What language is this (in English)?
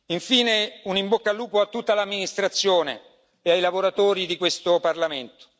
Italian